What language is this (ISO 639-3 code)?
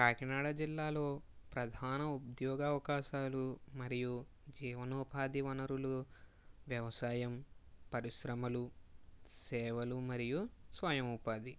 tel